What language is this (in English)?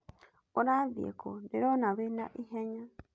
Kikuyu